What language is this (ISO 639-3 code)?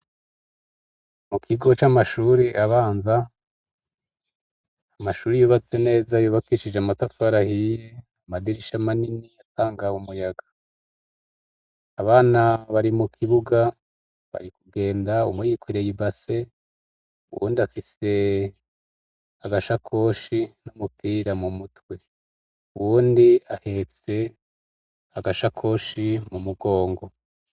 run